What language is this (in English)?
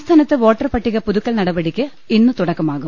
Malayalam